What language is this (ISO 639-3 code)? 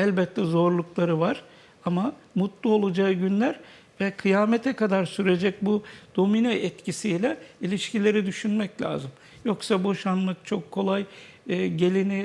tur